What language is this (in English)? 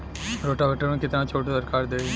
Bhojpuri